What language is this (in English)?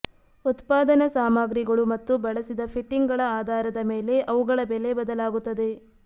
Kannada